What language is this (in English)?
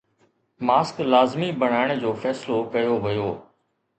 Sindhi